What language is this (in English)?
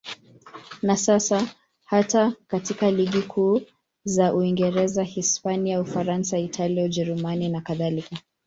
Swahili